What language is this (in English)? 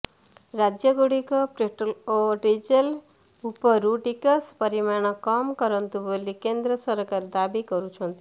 Odia